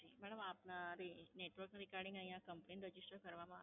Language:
Gujarati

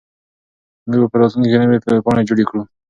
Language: Pashto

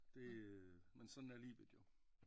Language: Danish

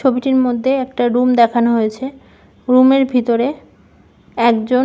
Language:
Bangla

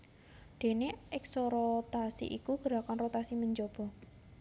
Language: Javanese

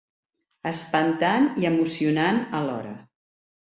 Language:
Catalan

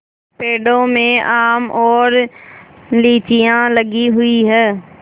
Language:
Hindi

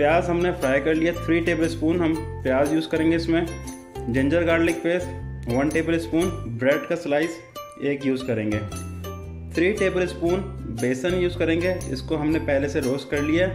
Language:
Hindi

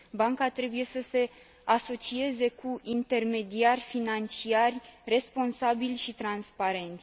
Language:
Romanian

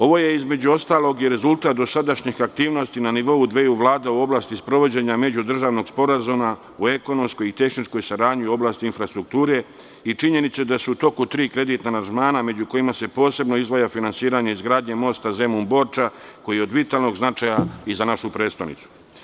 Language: Serbian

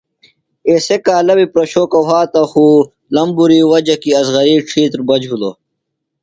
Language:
Phalura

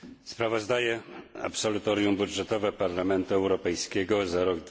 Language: Polish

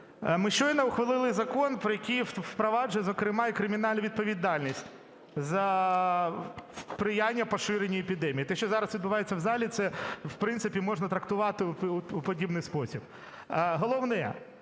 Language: Ukrainian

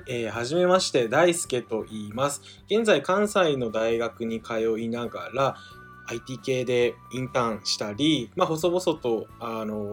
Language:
Japanese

